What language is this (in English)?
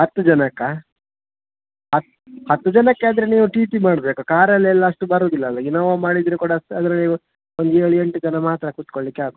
Kannada